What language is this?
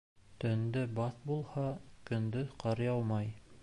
Bashkir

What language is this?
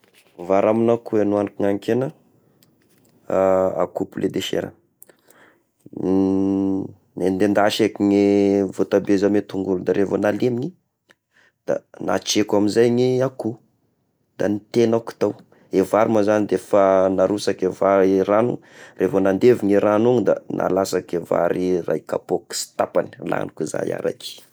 Tesaka Malagasy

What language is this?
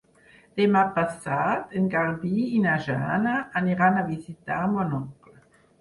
Catalan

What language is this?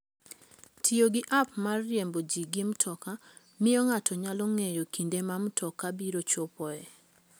Luo (Kenya and Tanzania)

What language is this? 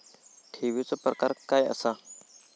Marathi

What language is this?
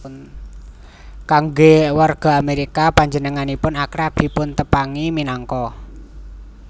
Javanese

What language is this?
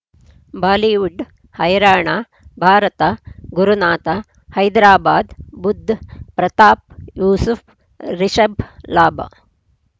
Kannada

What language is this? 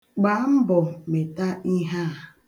Igbo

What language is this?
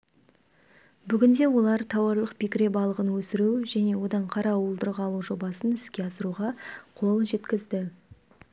Kazakh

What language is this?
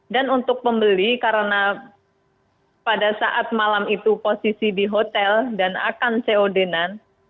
Indonesian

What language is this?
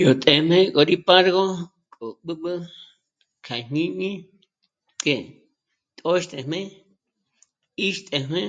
Michoacán Mazahua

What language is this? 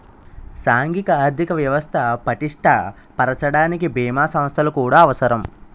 Telugu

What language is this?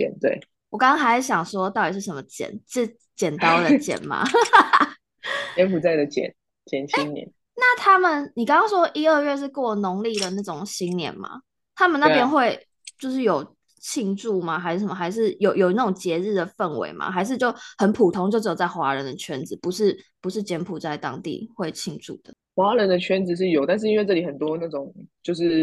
Chinese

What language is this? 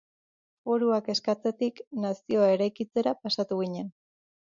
Basque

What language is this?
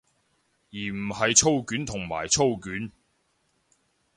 Cantonese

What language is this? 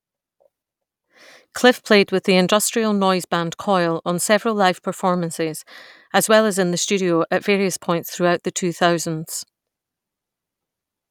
English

